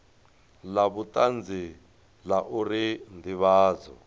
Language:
Venda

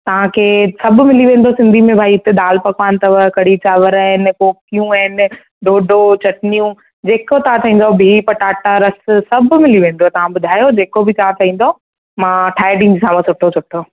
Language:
Sindhi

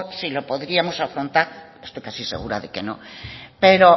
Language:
Spanish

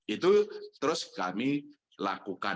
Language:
Indonesian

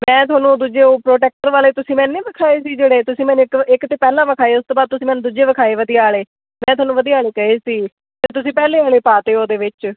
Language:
Punjabi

